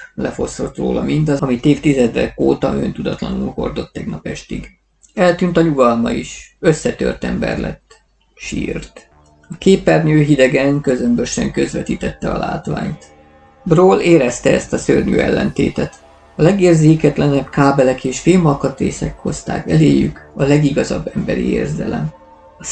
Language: Hungarian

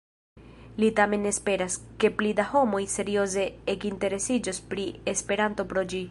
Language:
Esperanto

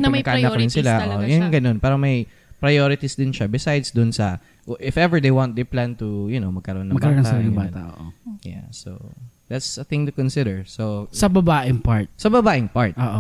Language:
Filipino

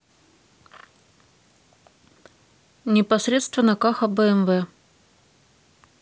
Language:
Russian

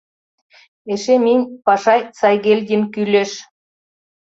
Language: Mari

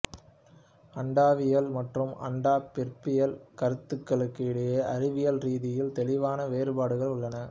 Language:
Tamil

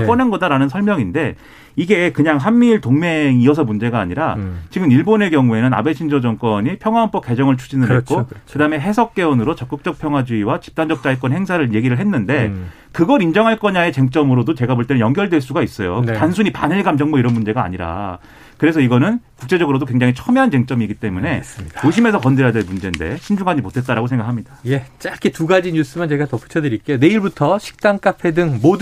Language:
Korean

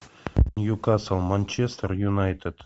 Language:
Russian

